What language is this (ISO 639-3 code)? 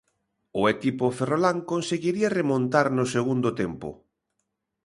glg